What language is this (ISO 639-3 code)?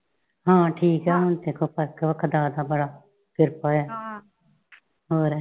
pan